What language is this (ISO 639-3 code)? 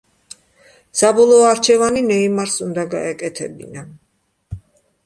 kat